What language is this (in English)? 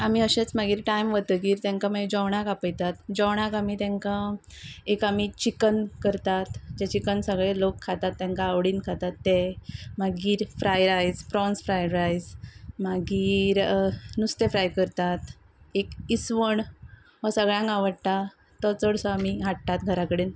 Konkani